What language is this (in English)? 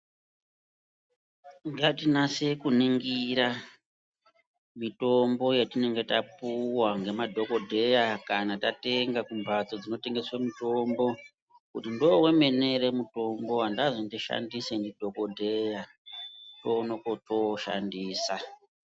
Ndau